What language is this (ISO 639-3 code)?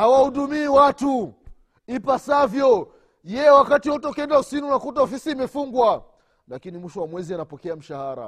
swa